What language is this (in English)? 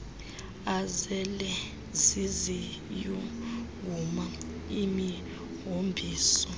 Xhosa